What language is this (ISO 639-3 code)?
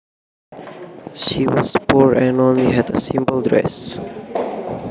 jav